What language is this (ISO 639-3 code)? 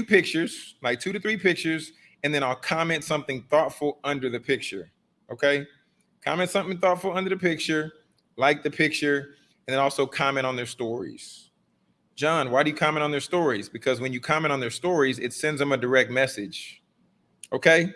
eng